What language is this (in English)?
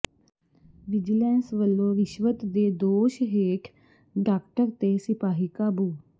Punjabi